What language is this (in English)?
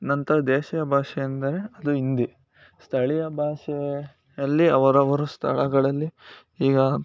Kannada